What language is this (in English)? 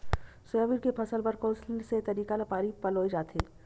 Chhattisgarhi